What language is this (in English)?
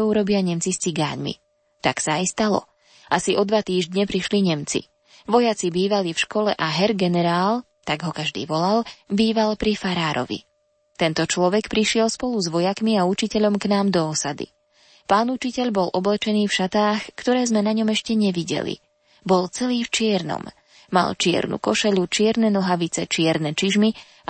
Slovak